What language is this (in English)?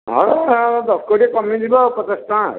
Odia